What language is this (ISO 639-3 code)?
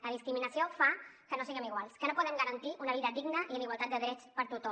cat